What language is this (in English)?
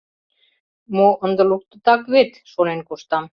Mari